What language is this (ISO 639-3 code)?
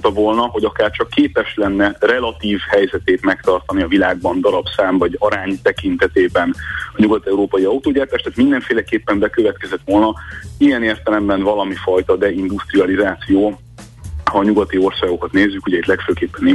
hun